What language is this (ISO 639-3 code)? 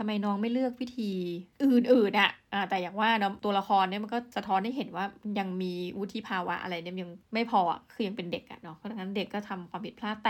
tha